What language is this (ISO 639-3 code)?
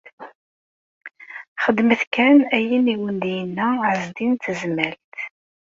kab